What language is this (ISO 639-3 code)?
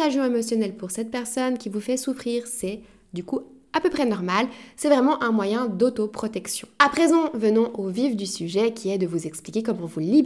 fra